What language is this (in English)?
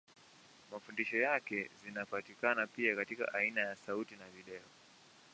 Swahili